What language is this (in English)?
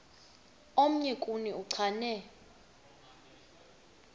Xhosa